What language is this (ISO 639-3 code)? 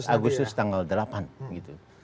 ind